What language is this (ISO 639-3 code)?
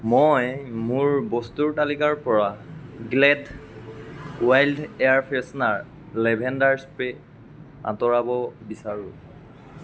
asm